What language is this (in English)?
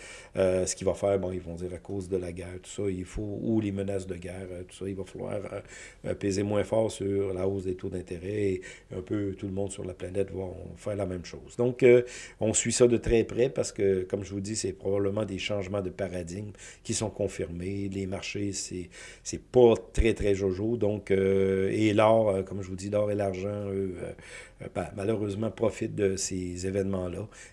French